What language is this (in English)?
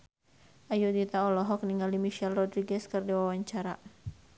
Sundanese